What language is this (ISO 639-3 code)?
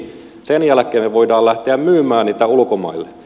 fin